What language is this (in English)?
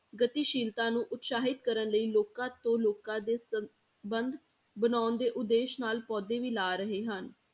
Punjabi